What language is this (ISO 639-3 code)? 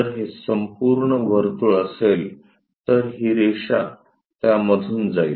mar